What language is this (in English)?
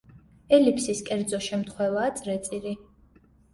Georgian